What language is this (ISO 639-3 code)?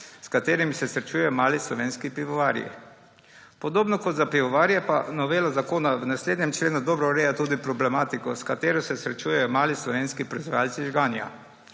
slv